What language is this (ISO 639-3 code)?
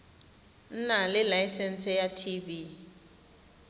tsn